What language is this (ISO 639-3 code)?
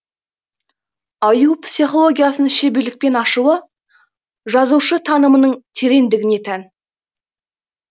kaz